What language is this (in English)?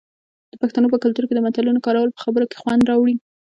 Pashto